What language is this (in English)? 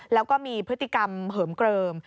Thai